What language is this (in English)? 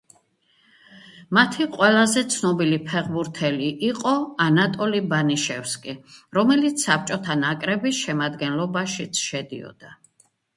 Georgian